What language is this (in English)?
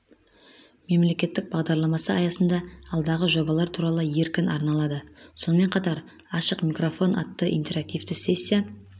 Kazakh